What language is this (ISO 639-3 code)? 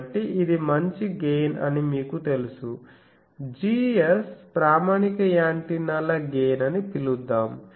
tel